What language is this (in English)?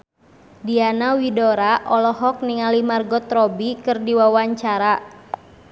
Sundanese